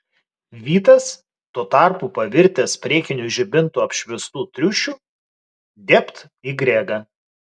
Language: Lithuanian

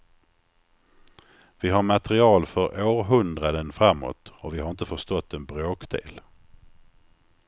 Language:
Swedish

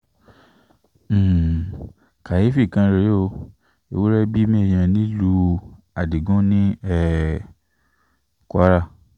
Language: Yoruba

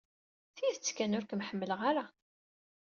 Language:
Kabyle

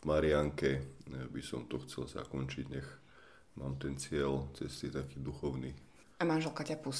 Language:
Slovak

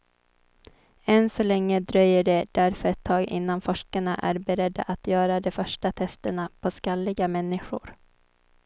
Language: Swedish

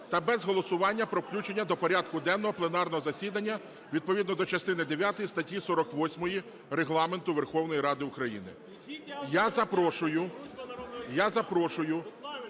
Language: Ukrainian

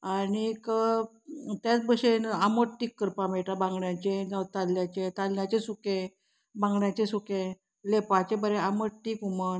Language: Konkani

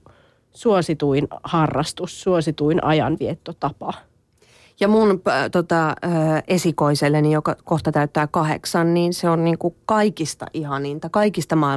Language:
Finnish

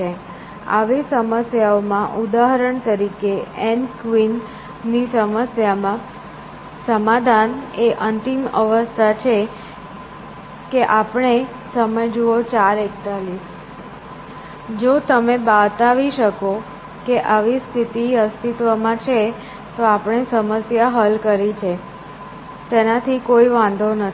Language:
Gujarati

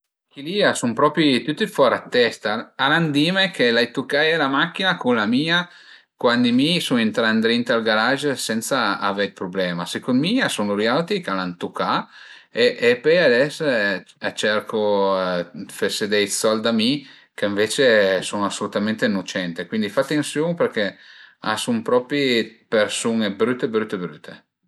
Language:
Piedmontese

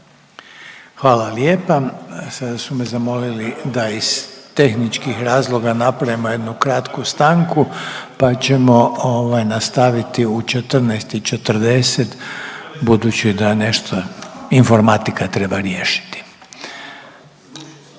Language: Croatian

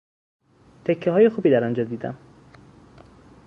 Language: Persian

